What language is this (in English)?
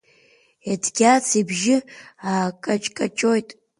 Abkhazian